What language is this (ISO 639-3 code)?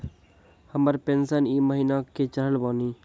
mai